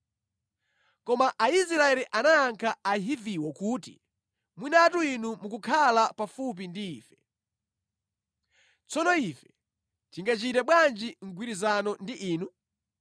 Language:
Nyanja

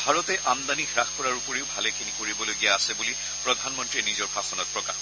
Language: Assamese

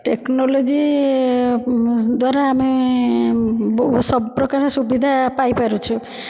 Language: Odia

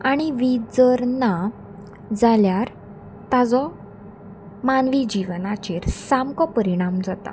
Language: Konkani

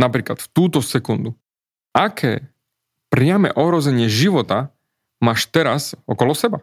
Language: Slovak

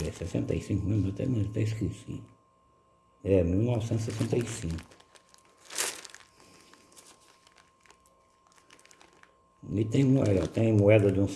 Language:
Portuguese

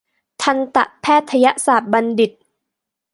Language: Thai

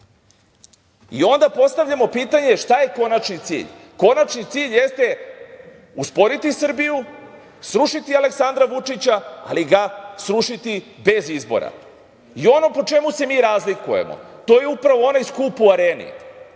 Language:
Serbian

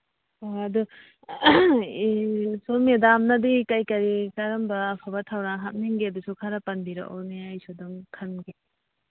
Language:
Manipuri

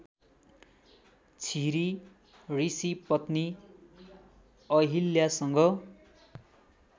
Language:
Nepali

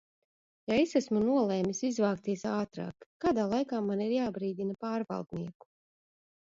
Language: Latvian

